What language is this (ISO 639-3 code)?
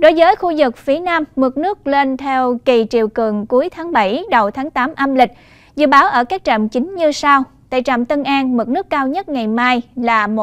vie